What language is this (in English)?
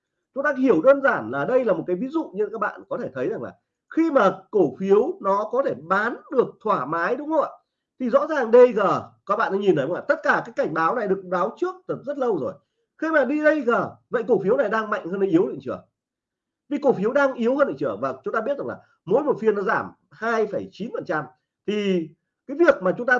Vietnamese